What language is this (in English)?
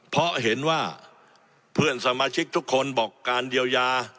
Thai